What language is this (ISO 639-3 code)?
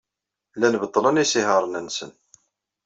kab